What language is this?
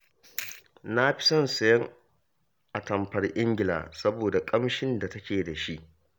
Hausa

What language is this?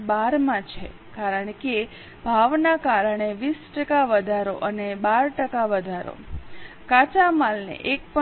Gujarati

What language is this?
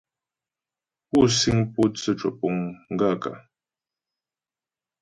Ghomala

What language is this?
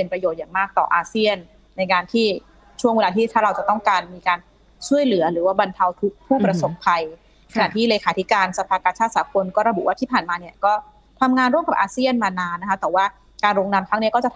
Thai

